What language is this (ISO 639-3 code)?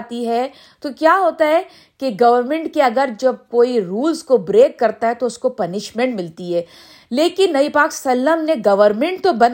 urd